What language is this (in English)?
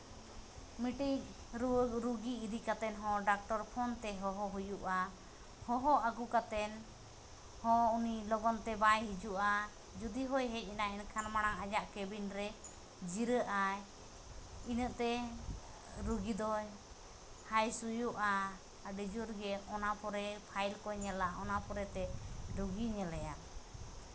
Santali